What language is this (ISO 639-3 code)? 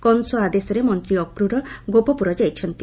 ori